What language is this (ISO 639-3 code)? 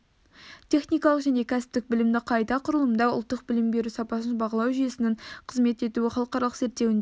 kaz